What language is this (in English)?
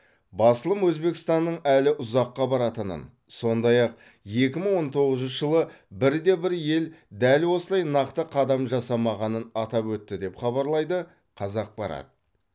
Kazakh